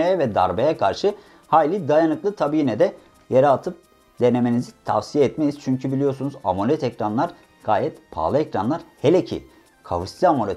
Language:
Turkish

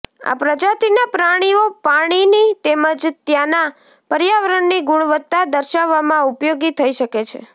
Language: Gujarati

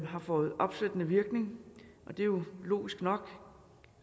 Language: Danish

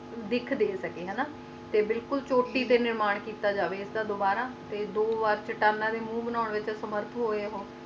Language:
Punjabi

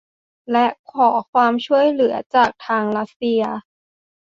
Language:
Thai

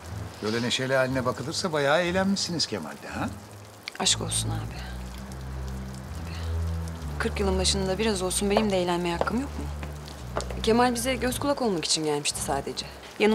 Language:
Turkish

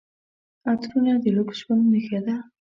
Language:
Pashto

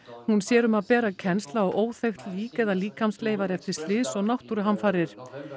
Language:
Icelandic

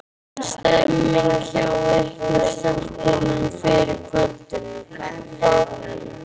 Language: Icelandic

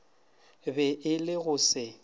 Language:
Northern Sotho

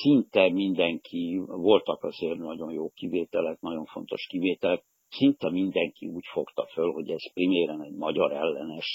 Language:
Hungarian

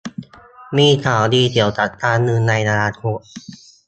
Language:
Thai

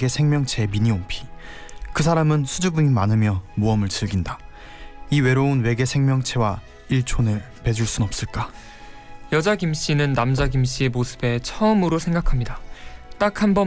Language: Korean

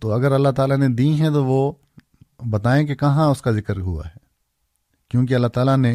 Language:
Urdu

